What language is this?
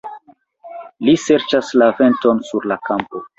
Esperanto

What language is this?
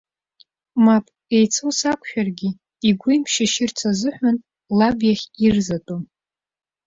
Abkhazian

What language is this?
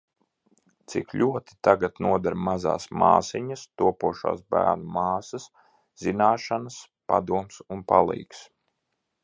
Latvian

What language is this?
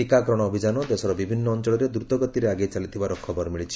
Odia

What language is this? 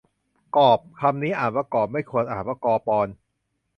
Thai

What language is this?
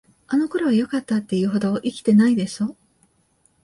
Japanese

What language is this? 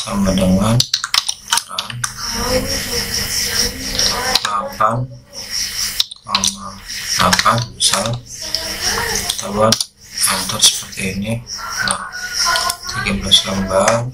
Indonesian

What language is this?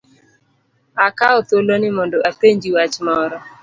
Luo (Kenya and Tanzania)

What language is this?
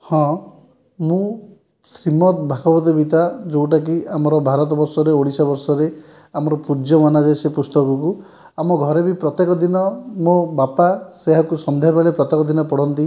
Odia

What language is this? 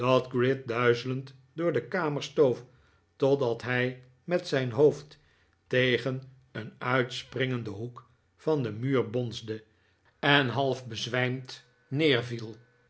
Dutch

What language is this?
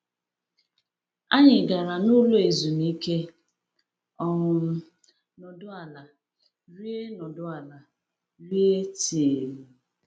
Igbo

